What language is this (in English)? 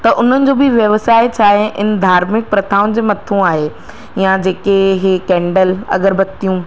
Sindhi